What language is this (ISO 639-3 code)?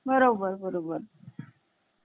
mar